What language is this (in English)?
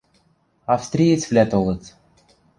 Western Mari